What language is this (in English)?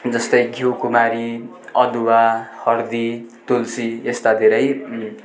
Nepali